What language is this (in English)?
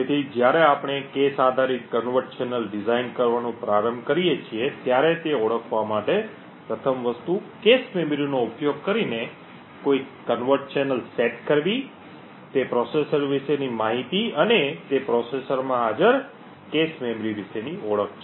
Gujarati